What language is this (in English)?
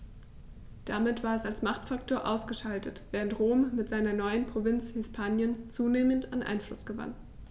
German